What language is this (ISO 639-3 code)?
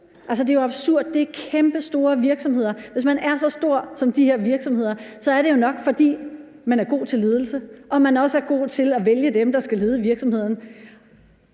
dan